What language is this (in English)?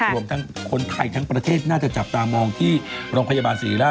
Thai